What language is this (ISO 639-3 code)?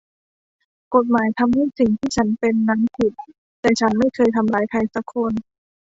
tha